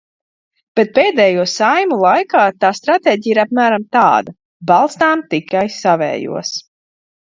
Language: Latvian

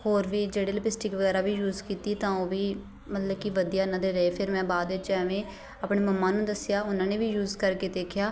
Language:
Punjabi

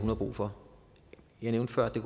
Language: Danish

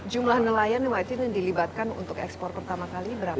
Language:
Indonesian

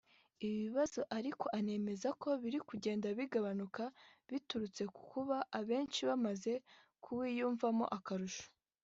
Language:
Kinyarwanda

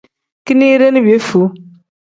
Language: Tem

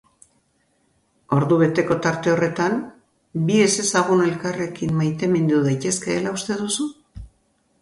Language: Basque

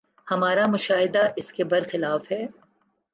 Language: Urdu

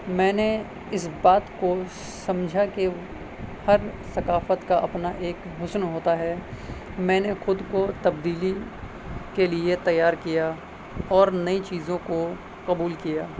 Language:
Urdu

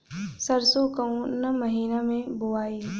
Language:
Bhojpuri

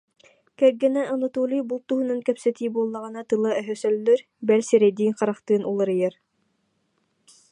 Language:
Yakut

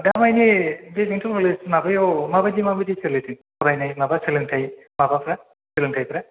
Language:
Bodo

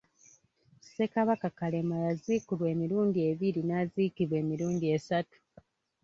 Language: Ganda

